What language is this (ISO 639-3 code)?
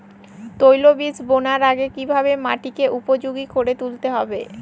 ben